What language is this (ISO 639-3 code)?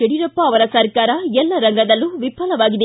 kan